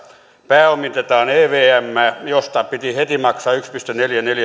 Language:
Finnish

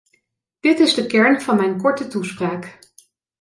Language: Dutch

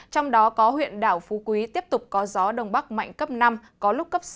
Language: Vietnamese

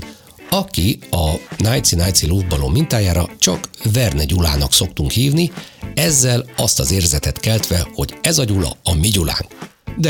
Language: Hungarian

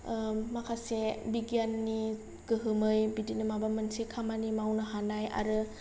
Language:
Bodo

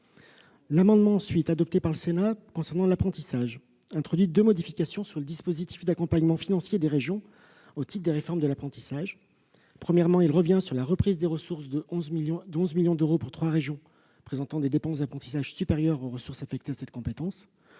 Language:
French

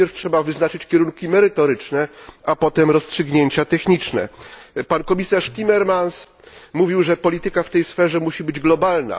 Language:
Polish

